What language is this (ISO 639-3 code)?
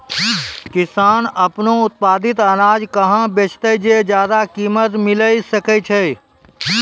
mai